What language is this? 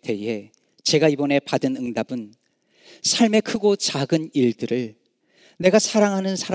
Korean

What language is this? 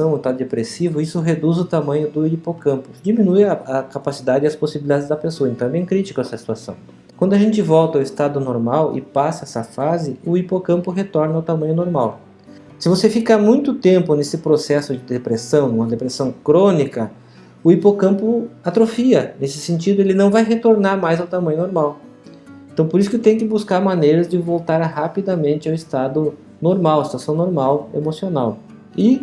Portuguese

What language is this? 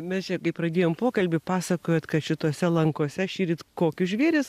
Lithuanian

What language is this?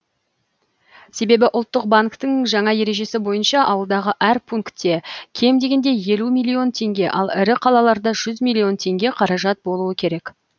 Kazakh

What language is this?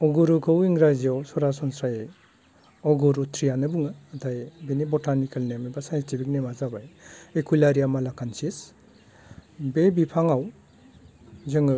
Bodo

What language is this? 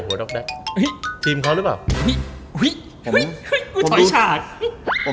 Thai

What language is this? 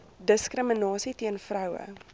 Afrikaans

